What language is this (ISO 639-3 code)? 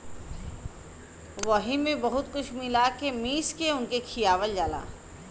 bho